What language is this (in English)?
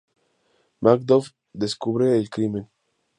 Spanish